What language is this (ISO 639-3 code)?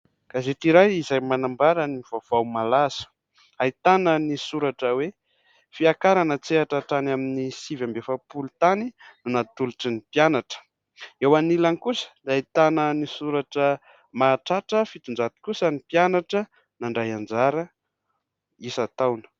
mlg